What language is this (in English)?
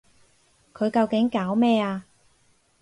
Cantonese